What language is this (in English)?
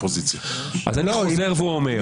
Hebrew